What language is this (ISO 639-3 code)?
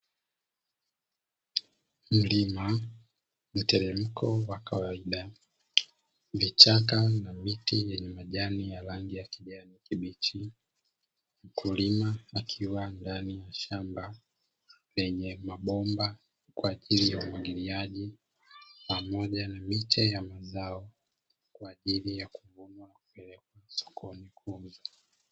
swa